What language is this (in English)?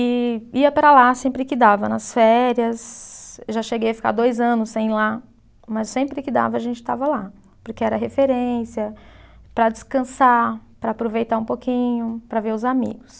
Portuguese